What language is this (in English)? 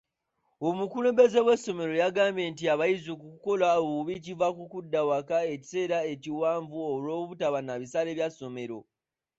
Ganda